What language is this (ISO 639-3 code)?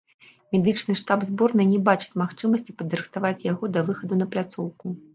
bel